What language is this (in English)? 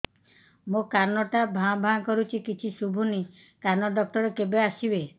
Odia